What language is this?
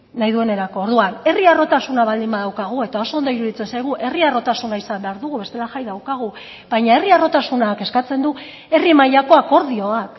Basque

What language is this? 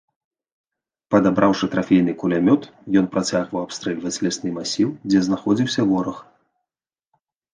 Belarusian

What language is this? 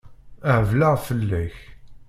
Kabyle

